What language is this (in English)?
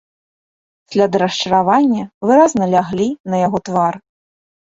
Belarusian